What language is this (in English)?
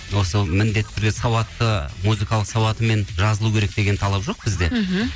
Kazakh